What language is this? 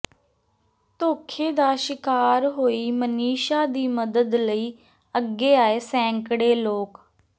Punjabi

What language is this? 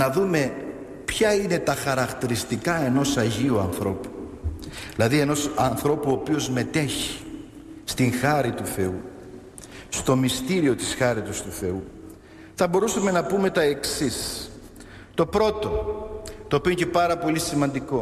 Greek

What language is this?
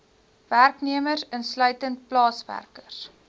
Afrikaans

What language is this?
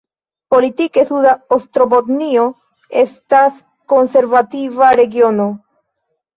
Esperanto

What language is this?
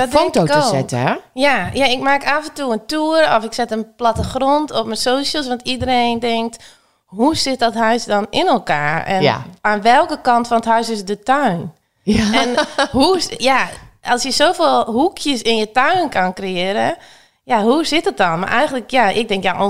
Dutch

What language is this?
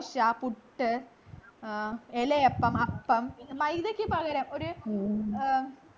Malayalam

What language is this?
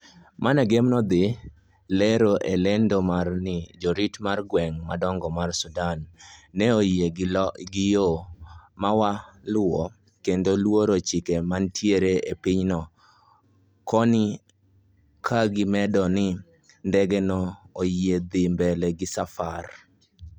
Luo (Kenya and Tanzania)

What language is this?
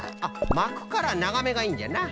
Japanese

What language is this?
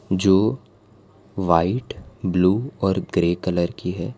Hindi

